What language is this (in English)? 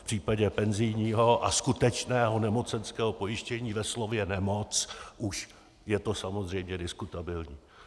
Czech